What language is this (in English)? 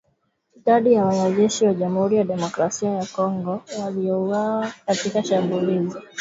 Swahili